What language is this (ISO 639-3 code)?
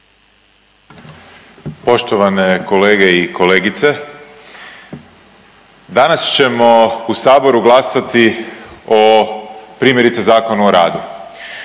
hrv